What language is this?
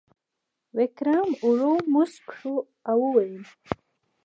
Pashto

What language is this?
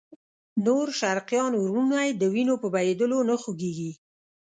Pashto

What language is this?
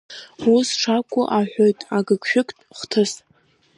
Abkhazian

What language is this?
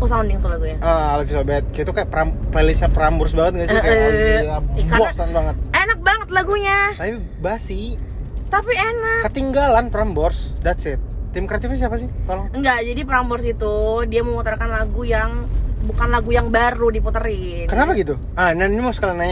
Indonesian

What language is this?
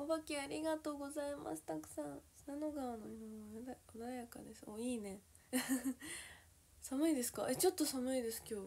Japanese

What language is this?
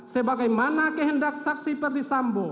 Indonesian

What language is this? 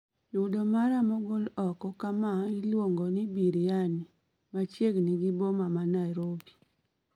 Luo (Kenya and Tanzania)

